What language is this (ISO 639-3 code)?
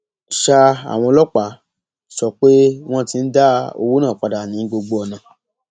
yor